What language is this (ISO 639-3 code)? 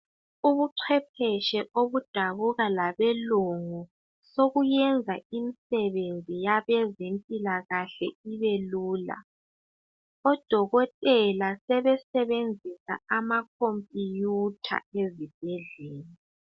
nde